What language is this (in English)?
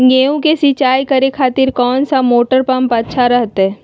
Magahi